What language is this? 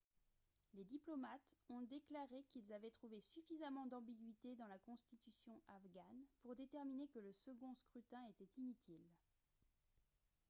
French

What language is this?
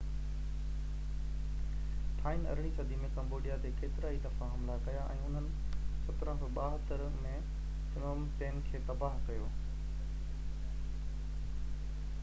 Sindhi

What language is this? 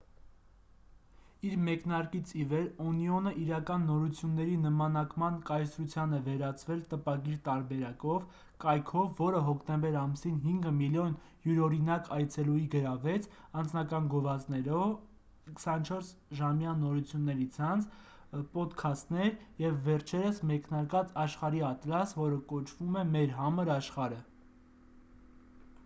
Armenian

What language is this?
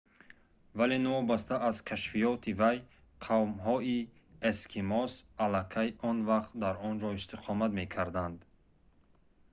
Tajik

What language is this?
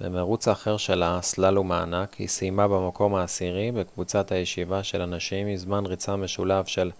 Hebrew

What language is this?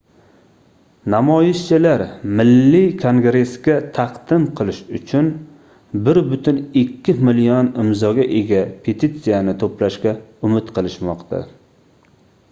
Uzbek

